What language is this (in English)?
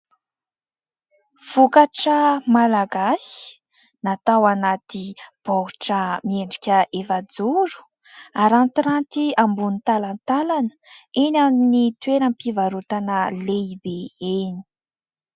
Malagasy